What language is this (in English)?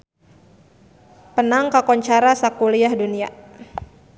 Sundanese